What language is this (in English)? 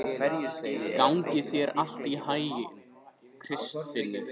Icelandic